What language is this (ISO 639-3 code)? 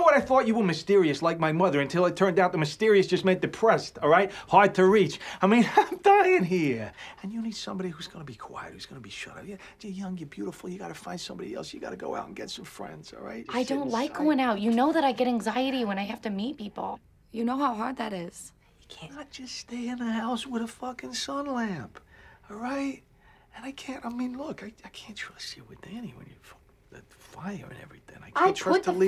eng